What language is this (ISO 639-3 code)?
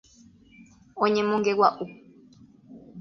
grn